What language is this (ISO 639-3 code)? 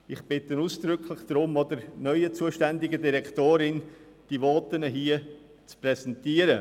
gsw